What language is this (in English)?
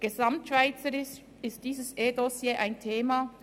Swiss German